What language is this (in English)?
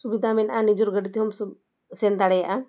Santali